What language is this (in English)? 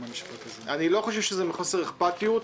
Hebrew